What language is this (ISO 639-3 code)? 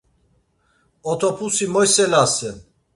lzz